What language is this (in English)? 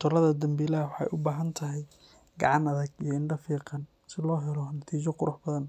Somali